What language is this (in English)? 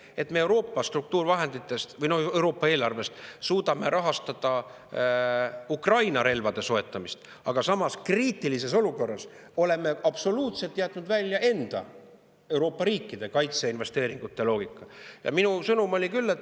Estonian